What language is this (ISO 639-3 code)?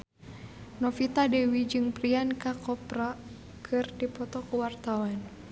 sun